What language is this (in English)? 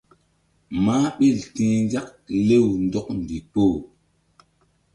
Mbum